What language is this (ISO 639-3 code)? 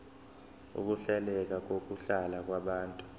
zul